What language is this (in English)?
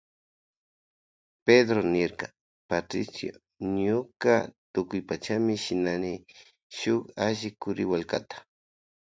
Loja Highland Quichua